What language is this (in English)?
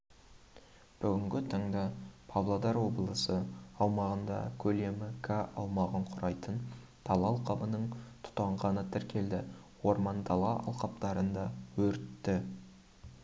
Kazakh